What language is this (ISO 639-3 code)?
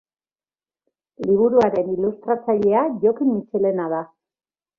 eus